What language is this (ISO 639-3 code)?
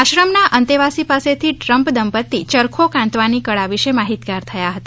guj